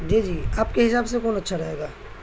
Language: Urdu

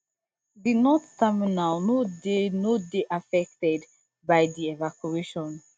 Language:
Nigerian Pidgin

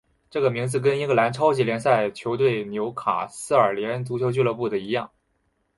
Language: Chinese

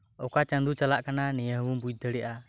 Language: Santali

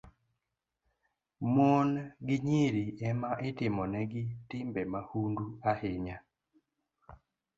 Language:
Luo (Kenya and Tanzania)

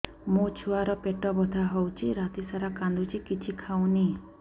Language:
Odia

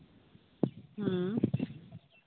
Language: Santali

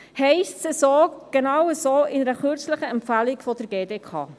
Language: Swiss German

